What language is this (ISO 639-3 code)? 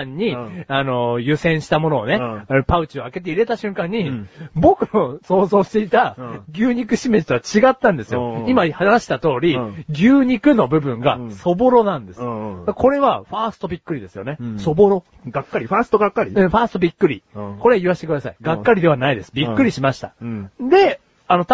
jpn